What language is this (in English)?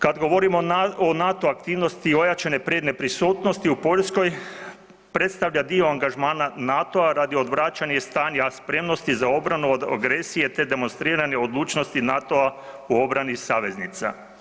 Croatian